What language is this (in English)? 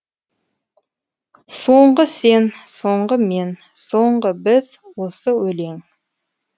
Kazakh